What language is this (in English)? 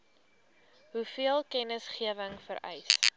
Afrikaans